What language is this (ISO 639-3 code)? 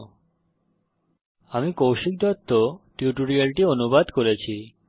ben